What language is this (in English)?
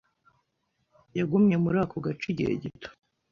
Kinyarwanda